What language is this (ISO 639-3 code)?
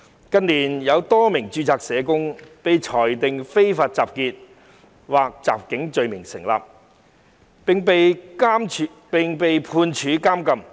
yue